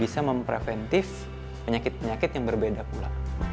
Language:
Indonesian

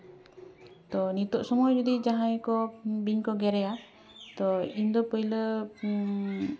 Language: Santali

